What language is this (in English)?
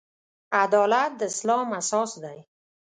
Pashto